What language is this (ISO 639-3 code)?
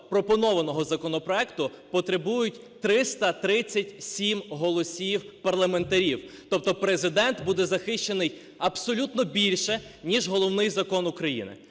ukr